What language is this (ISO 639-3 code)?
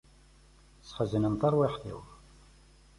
kab